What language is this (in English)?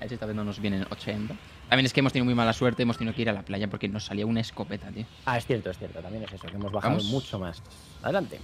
Spanish